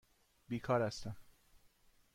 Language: Persian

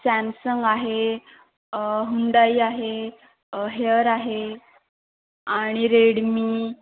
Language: Marathi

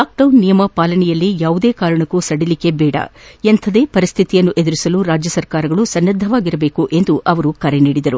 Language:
Kannada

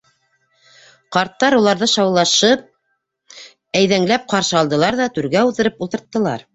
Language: Bashkir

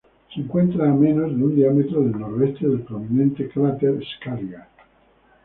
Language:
Spanish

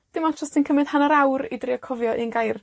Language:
Welsh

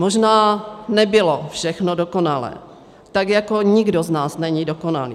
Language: Czech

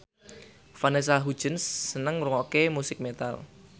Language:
Javanese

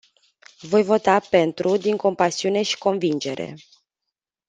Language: Romanian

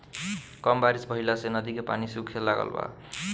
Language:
Bhojpuri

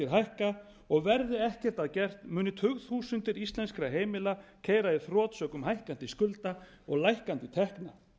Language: Icelandic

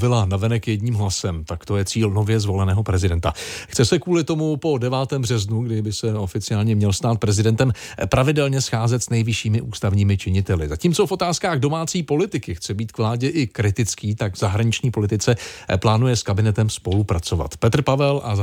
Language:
Czech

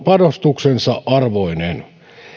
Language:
Finnish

